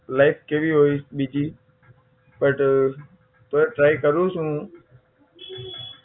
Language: Gujarati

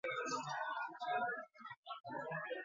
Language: Basque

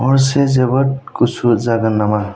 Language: Bodo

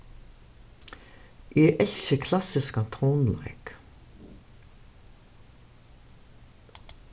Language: Faroese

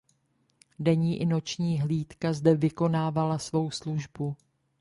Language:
Czech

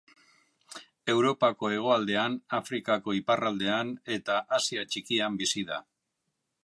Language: Basque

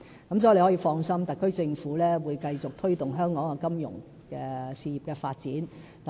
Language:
Cantonese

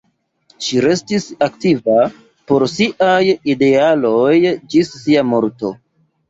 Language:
Esperanto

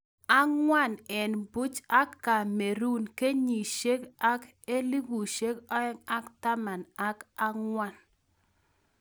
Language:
Kalenjin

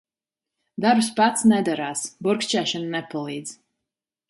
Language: Latvian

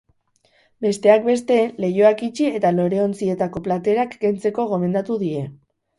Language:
Basque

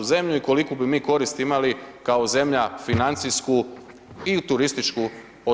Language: Croatian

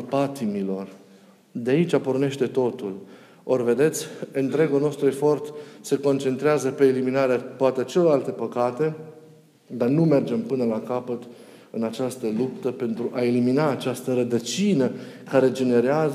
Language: Romanian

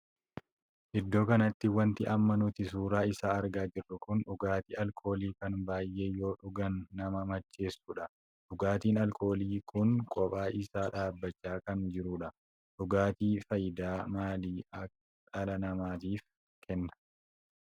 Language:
Oromo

